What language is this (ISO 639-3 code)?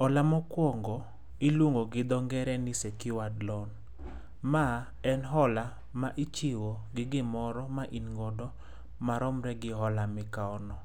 luo